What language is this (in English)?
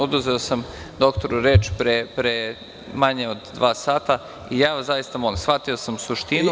Serbian